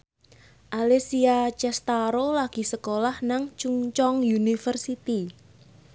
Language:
Javanese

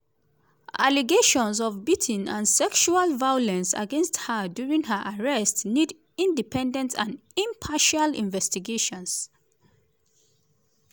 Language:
Nigerian Pidgin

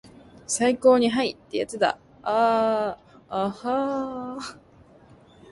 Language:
Japanese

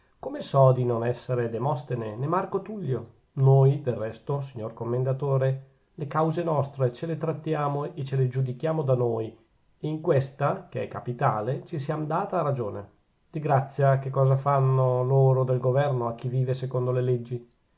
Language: Italian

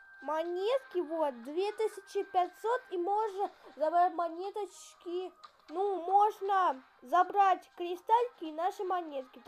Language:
Russian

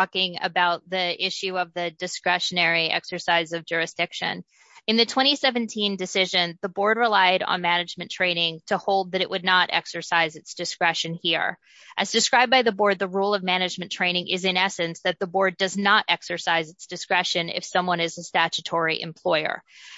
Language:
English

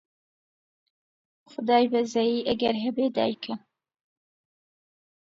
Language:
Central Kurdish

